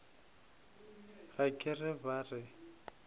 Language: Northern Sotho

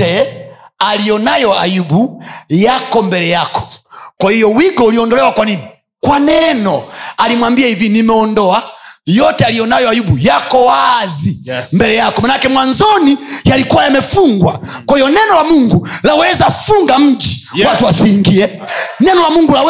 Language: Swahili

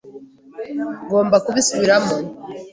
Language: Kinyarwanda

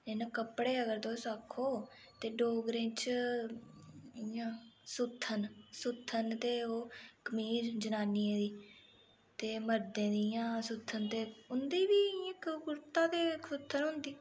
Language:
Dogri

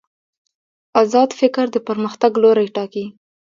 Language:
Pashto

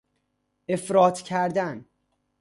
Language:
Persian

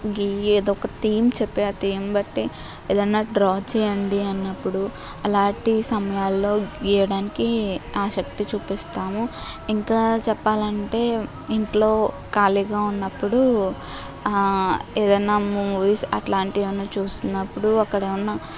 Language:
Telugu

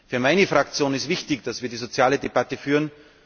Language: German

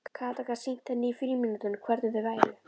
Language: Icelandic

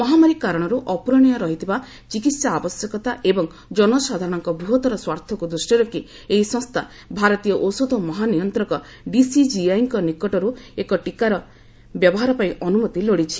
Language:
Odia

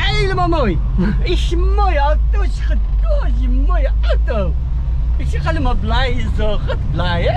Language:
Dutch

